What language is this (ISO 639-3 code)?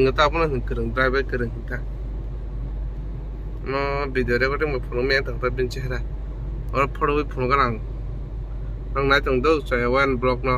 ben